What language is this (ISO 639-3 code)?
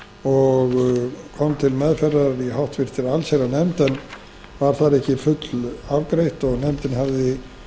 isl